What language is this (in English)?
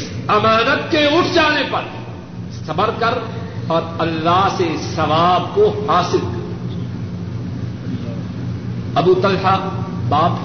Urdu